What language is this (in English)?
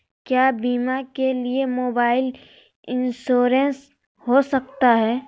Magahi